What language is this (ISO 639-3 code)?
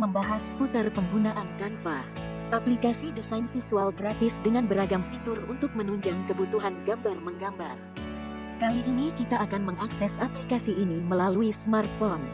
ind